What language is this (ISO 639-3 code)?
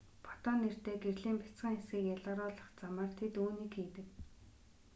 mon